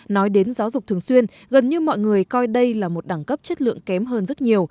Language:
Vietnamese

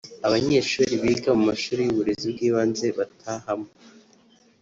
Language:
Kinyarwanda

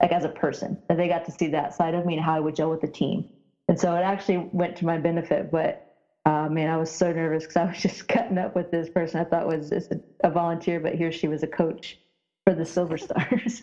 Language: English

